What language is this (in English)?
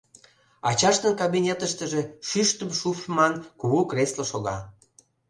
Mari